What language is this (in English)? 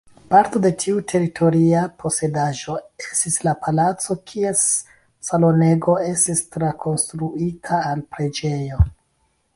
Esperanto